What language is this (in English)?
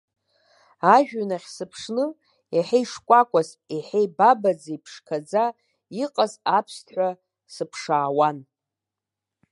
Abkhazian